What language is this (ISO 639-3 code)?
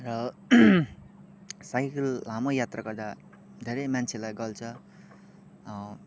nep